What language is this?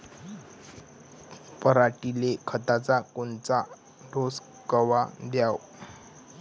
Marathi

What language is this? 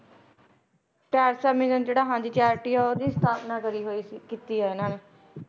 Punjabi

